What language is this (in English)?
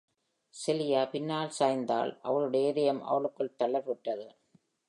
Tamil